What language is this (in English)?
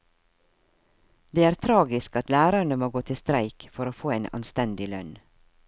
Norwegian